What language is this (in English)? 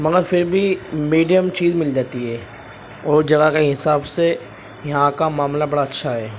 Urdu